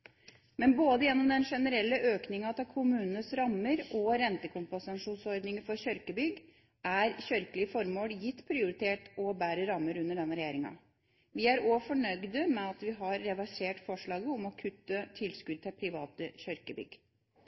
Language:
Norwegian Bokmål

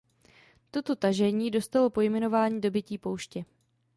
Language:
Czech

